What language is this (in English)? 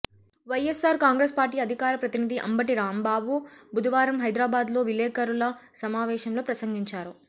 Telugu